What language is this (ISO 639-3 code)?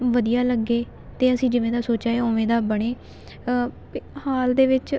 pan